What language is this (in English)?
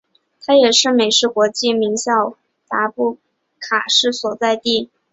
Chinese